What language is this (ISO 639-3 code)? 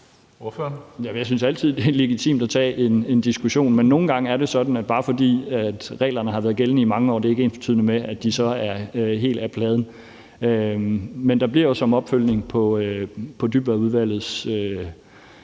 dan